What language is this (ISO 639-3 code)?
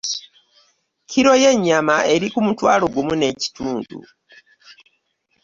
lug